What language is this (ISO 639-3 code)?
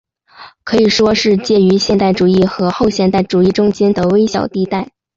zho